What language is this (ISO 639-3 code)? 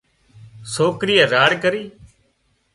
kxp